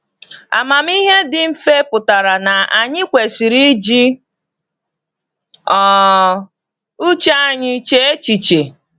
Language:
Igbo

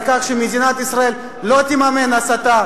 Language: Hebrew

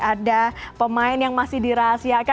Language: Indonesian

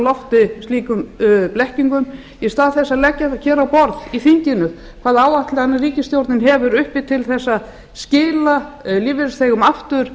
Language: Icelandic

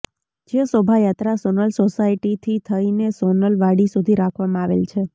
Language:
Gujarati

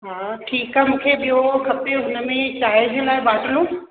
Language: Sindhi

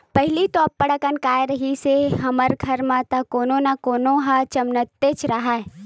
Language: Chhattisgarhi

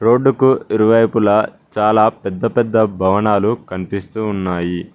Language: Telugu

